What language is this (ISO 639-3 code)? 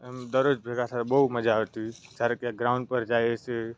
guj